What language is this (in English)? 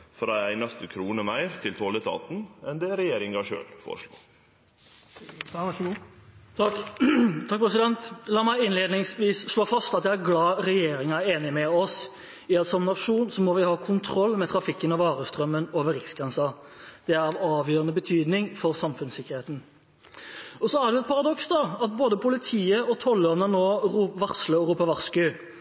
Norwegian